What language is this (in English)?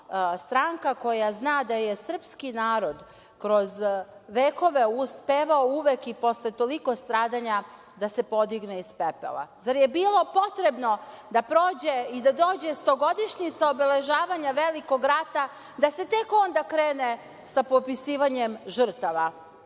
Serbian